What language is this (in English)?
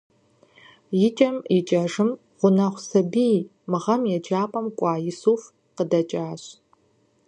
Kabardian